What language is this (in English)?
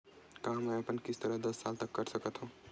Chhattisgarhi